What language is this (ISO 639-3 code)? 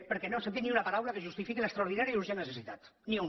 cat